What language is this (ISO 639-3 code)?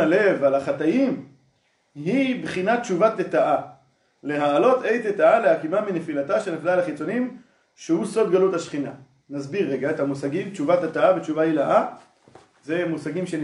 heb